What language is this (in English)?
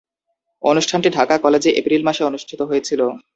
Bangla